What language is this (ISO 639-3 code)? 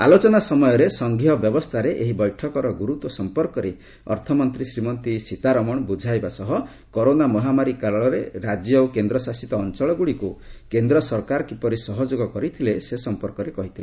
ori